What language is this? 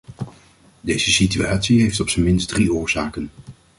Dutch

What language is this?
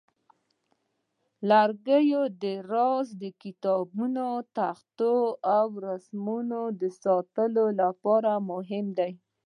Pashto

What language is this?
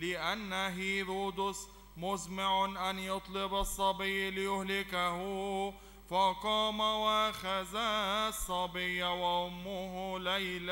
Arabic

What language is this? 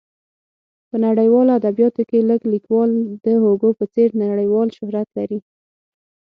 Pashto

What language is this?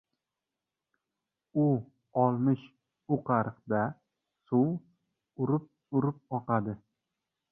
Uzbek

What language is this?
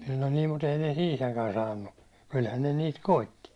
Finnish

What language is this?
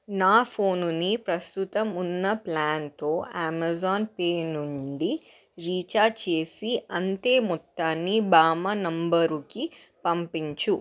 Telugu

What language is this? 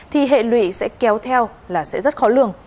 Vietnamese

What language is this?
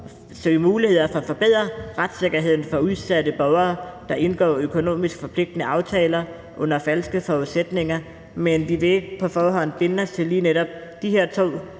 Danish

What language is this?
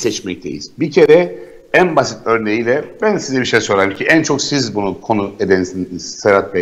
Turkish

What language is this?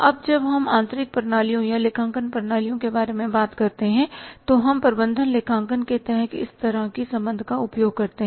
Hindi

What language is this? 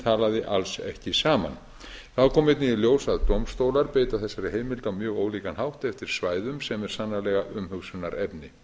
Icelandic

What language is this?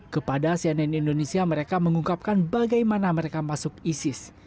Indonesian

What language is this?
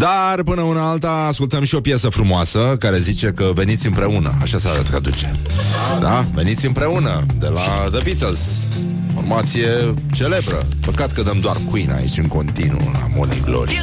Romanian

